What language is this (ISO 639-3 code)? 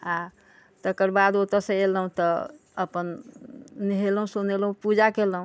mai